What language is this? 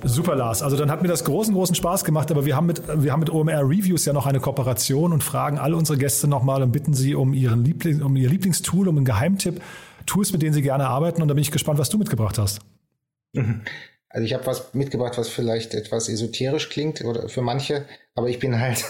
German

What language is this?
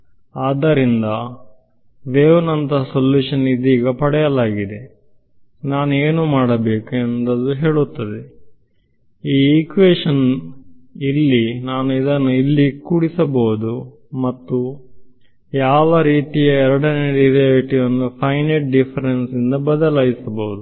Kannada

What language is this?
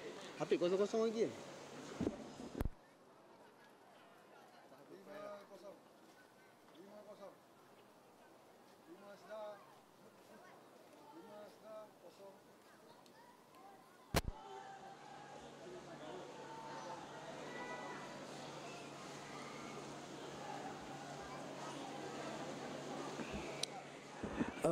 Malay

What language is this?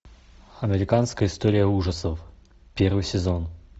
Russian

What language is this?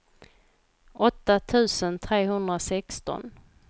Swedish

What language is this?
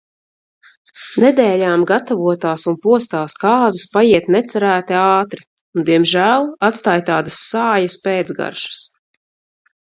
Latvian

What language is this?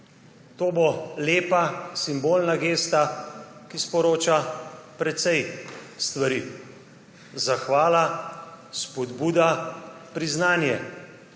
Slovenian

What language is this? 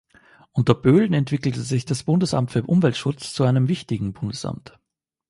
German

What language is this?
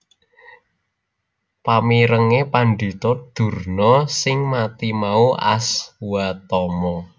Javanese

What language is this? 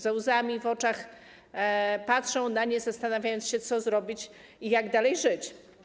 Polish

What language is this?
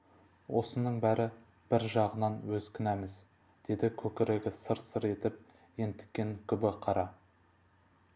Kazakh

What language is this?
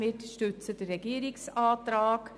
Swiss German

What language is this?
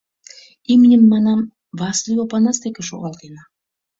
Mari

